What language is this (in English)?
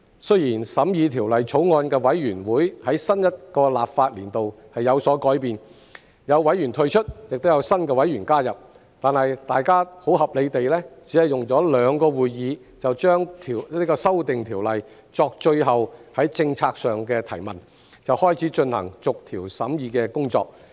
Cantonese